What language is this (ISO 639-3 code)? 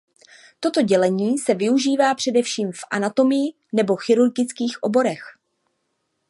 ces